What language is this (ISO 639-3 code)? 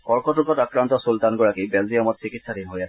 asm